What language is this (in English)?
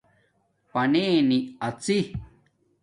Domaaki